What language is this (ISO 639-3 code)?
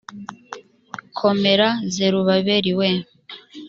kin